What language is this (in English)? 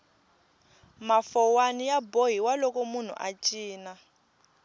Tsonga